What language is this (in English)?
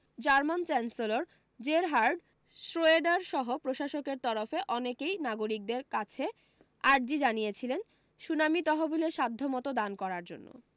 Bangla